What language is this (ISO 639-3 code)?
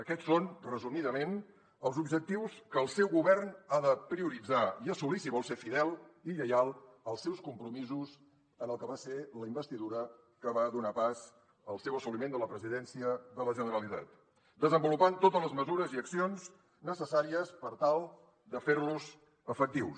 cat